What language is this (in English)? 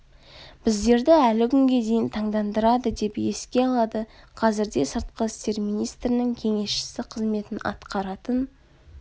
Kazakh